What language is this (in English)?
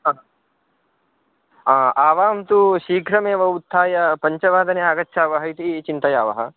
Sanskrit